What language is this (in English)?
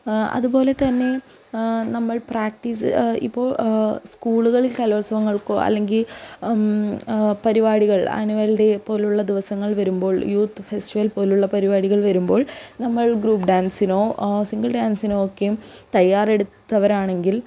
Malayalam